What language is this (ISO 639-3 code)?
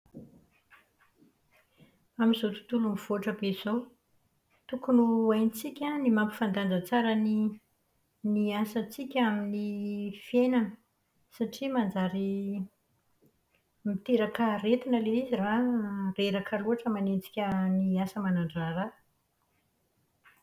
mlg